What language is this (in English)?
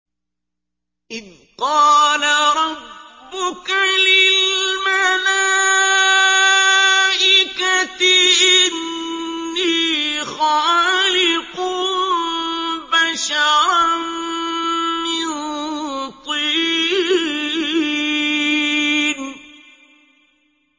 Arabic